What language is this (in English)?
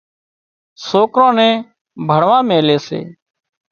Wadiyara Koli